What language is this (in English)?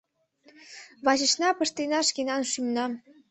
Mari